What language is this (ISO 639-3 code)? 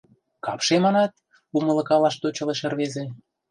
chm